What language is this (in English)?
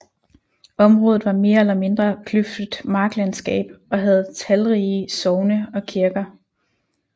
Danish